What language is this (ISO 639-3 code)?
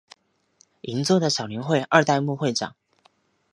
zho